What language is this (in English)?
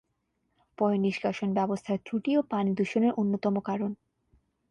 Bangla